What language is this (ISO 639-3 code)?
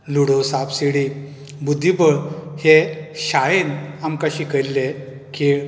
kok